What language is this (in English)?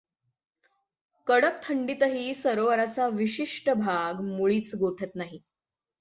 Marathi